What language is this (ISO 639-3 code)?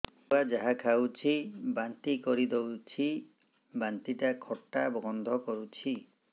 ori